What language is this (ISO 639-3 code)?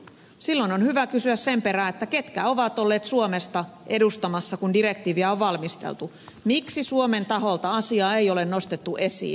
fin